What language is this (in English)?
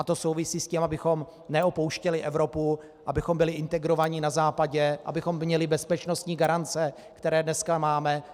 Czech